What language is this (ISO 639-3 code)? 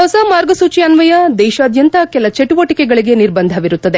kan